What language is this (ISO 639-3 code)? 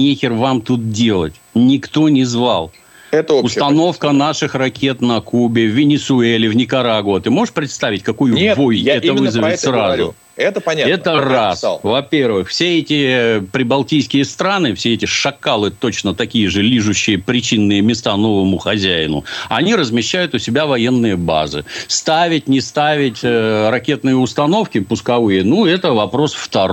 rus